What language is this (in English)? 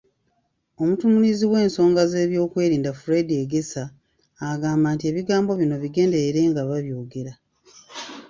Ganda